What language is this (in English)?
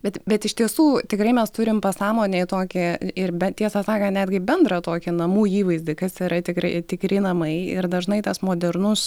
Lithuanian